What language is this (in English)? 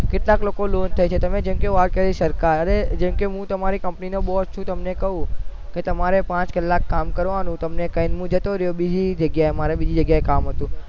Gujarati